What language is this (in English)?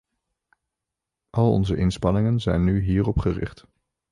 Dutch